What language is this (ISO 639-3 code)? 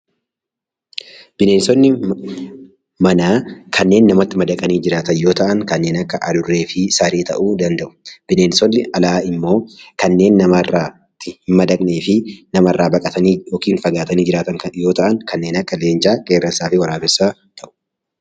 orm